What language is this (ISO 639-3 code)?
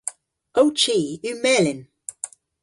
cor